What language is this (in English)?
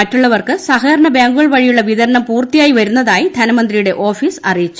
Malayalam